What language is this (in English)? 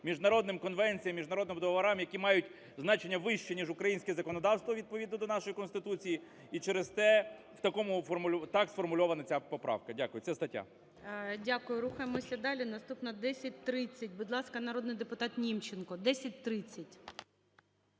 Ukrainian